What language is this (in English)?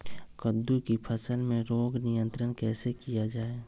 Magahi